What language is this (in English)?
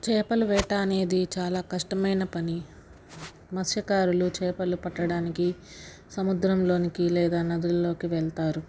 Telugu